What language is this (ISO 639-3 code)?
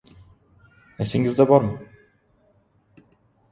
uzb